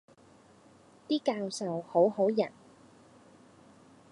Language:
Cantonese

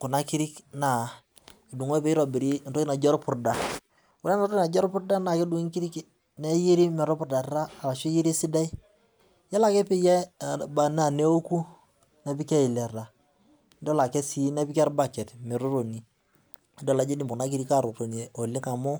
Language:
Masai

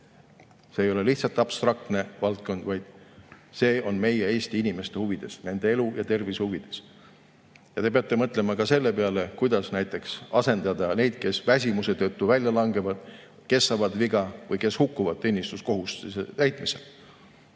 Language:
Estonian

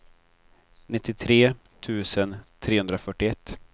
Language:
Swedish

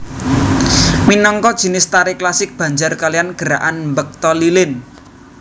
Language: Javanese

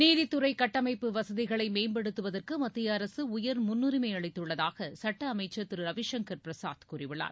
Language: Tamil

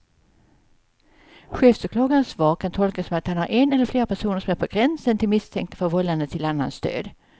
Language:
Swedish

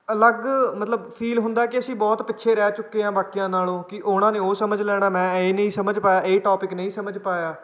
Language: Punjabi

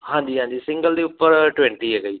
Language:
Punjabi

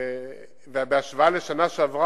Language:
Hebrew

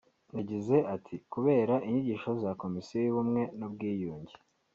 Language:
Kinyarwanda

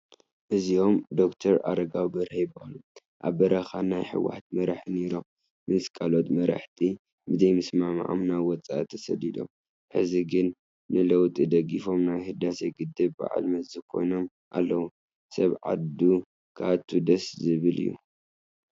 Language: Tigrinya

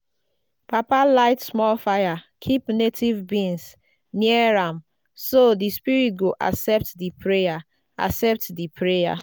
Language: Nigerian Pidgin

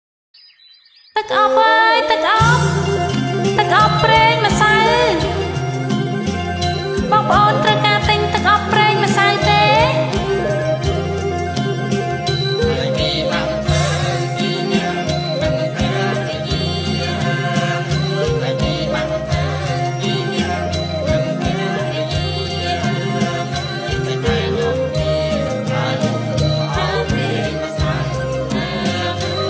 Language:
Thai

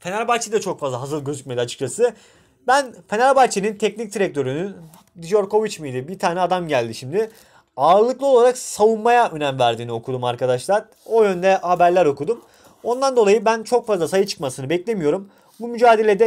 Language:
Turkish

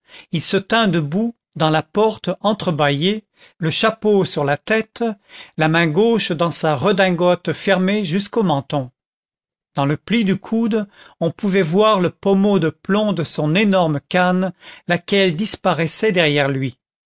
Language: French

